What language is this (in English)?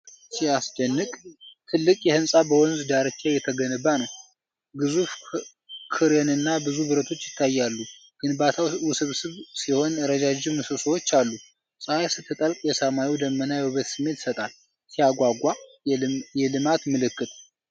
Amharic